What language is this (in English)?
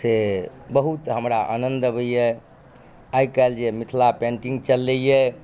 Maithili